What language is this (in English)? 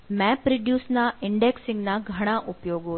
Gujarati